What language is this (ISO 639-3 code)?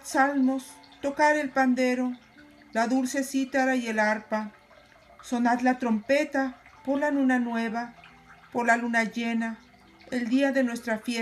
spa